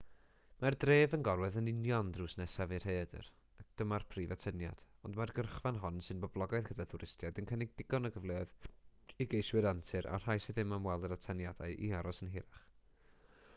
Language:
Welsh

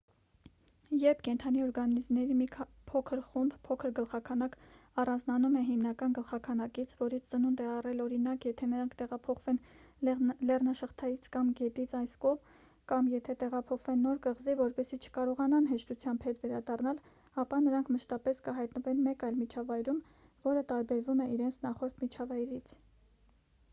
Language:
Armenian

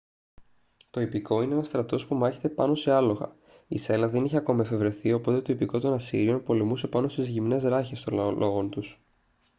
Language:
Greek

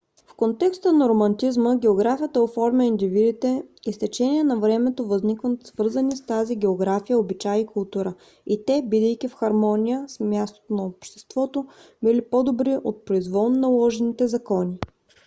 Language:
Bulgarian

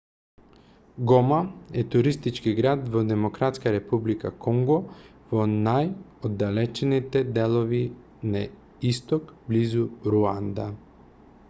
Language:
Macedonian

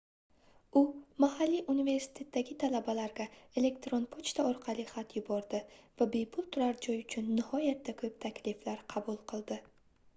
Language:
Uzbek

